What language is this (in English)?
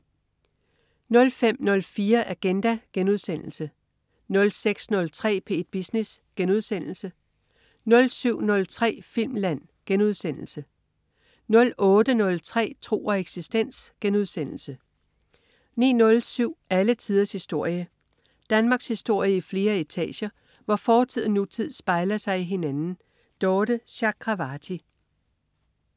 Danish